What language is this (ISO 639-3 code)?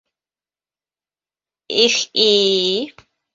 bak